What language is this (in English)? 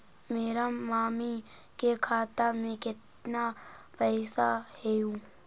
Magahi